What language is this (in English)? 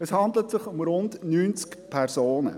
Swiss German